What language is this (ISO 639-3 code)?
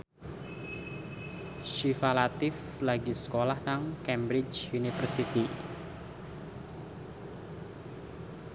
jav